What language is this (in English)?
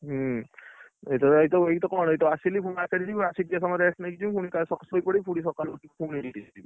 Odia